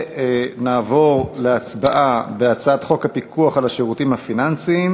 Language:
Hebrew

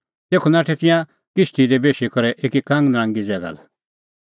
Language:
Kullu Pahari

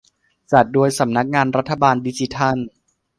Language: Thai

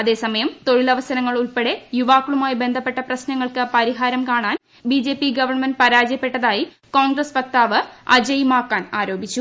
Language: Malayalam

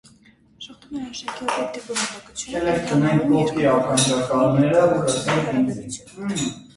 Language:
Armenian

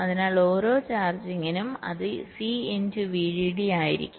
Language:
Malayalam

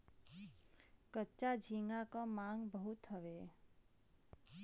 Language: Bhojpuri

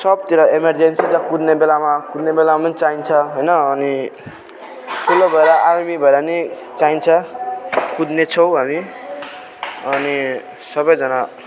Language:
Nepali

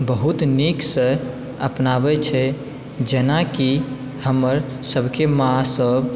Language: Maithili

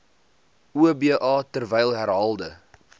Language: Afrikaans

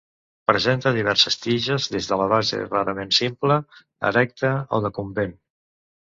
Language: Catalan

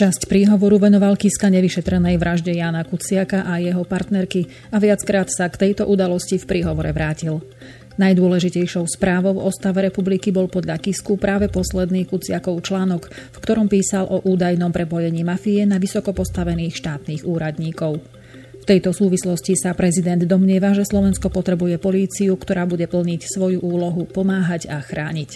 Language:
Slovak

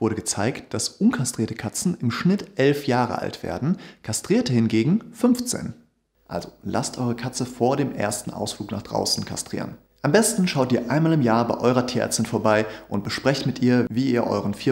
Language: German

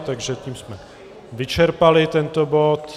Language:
Czech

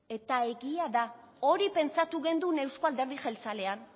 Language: Basque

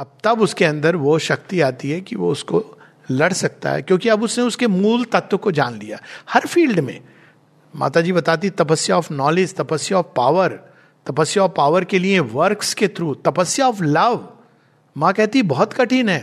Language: Hindi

